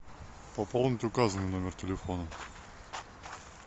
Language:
Russian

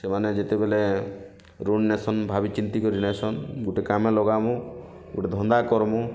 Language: Odia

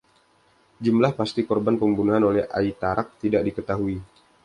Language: Indonesian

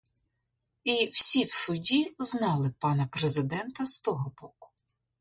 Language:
Ukrainian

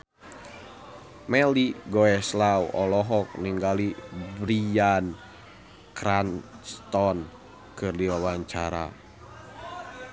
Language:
Sundanese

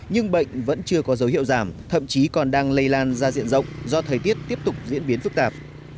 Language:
Vietnamese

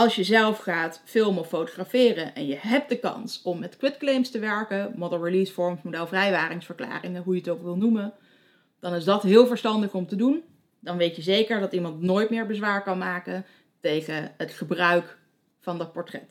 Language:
Dutch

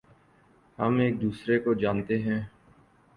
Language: Urdu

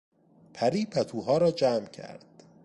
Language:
Persian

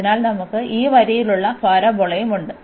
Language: Malayalam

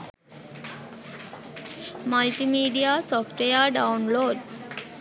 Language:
Sinhala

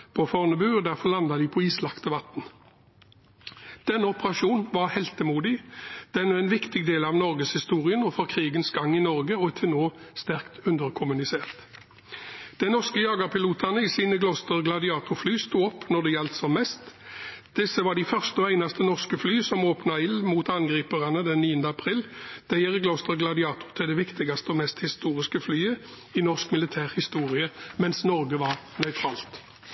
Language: Norwegian Bokmål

